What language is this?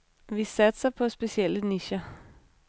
Danish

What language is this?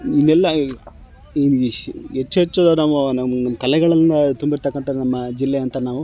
Kannada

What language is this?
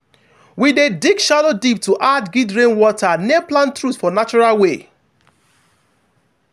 Nigerian Pidgin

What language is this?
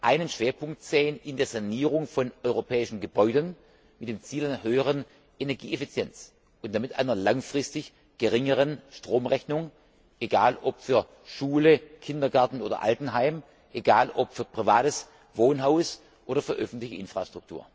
German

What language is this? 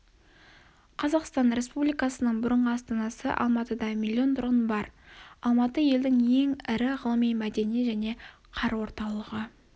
Kazakh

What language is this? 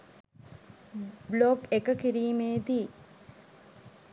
Sinhala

